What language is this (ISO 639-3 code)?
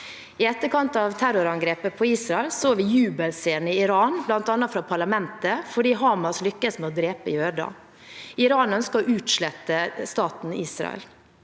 nor